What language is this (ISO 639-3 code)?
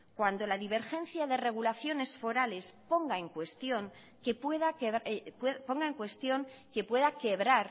spa